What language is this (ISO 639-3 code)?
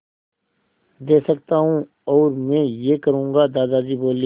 hin